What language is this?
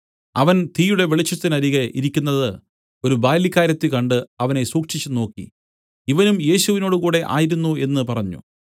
Malayalam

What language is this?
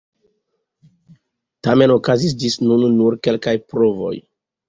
Esperanto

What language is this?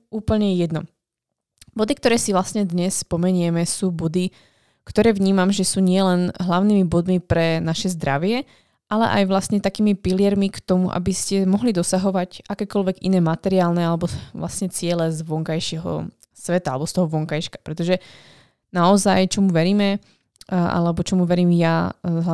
Slovak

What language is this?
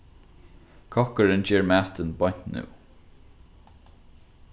Faroese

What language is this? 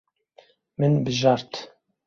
Kurdish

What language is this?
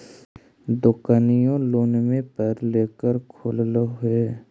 Magahi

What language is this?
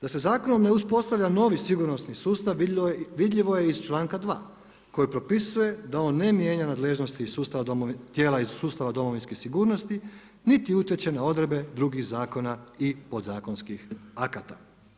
Croatian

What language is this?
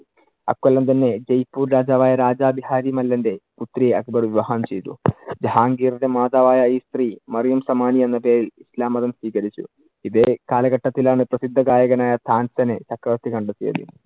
Malayalam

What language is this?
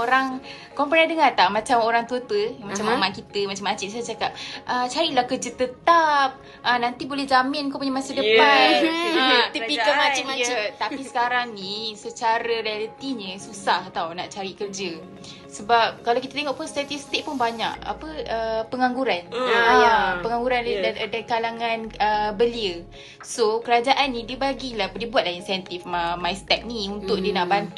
Malay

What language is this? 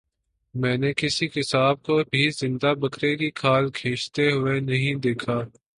Urdu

